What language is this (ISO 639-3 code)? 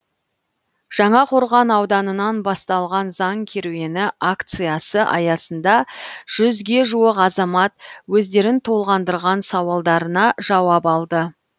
kaz